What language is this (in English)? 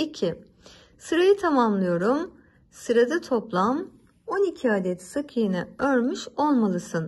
Turkish